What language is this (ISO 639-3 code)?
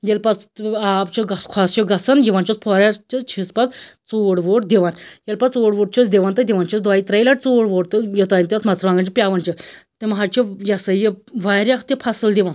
kas